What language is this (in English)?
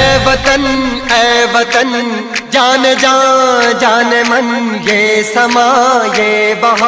Arabic